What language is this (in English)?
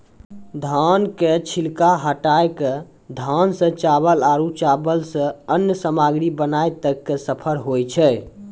Maithili